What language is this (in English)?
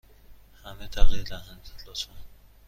Persian